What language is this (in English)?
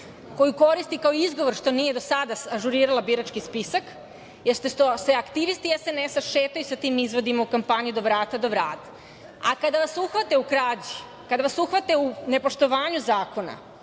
Serbian